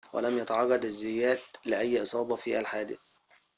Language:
Arabic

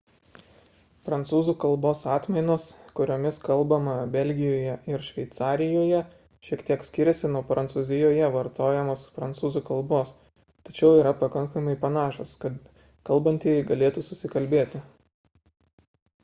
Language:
Lithuanian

